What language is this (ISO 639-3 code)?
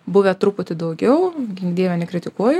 lit